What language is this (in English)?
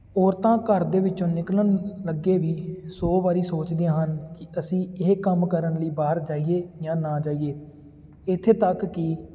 Punjabi